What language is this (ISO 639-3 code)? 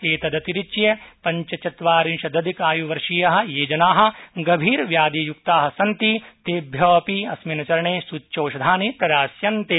san